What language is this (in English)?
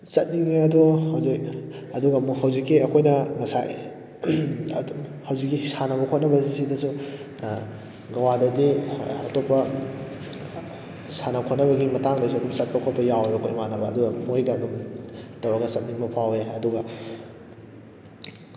Manipuri